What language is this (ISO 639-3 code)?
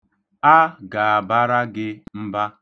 ibo